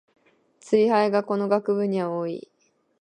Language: Japanese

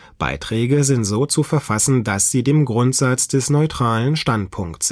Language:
German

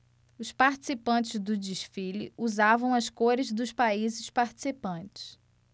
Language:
Portuguese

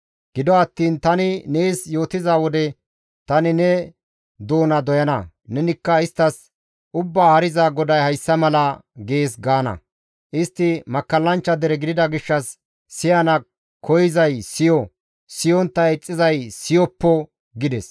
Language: Gamo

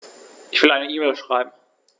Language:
German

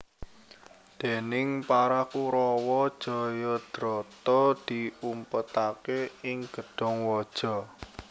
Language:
Javanese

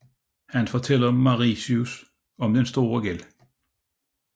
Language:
Danish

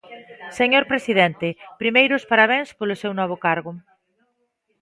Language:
Galician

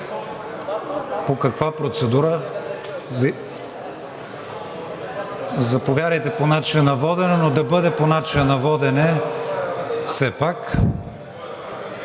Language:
Bulgarian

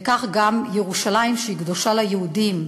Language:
Hebrew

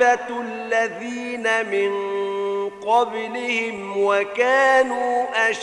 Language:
Arabic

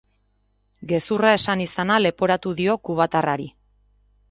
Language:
Basque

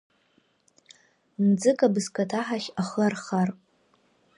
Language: Abkhazian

